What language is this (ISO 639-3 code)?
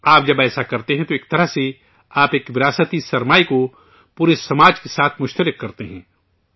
urd